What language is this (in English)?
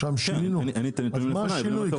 Hebrew